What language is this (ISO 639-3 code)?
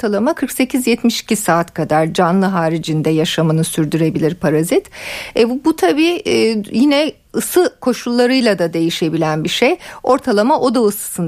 tur